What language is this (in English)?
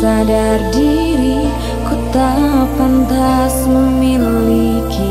Indonesian